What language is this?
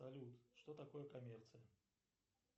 Russian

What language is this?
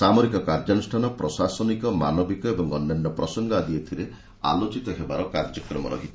Odia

